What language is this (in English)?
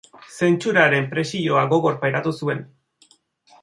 Basque